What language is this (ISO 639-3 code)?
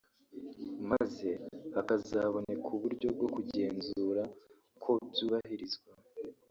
kin